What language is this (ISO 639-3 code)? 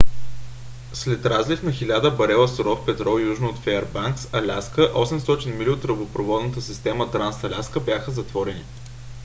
bul